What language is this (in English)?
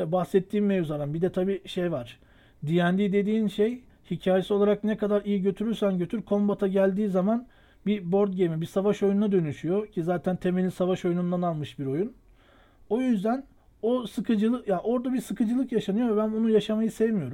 Turkish